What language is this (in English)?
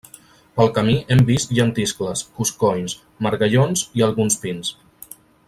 Catalan